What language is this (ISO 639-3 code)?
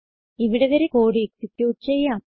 mal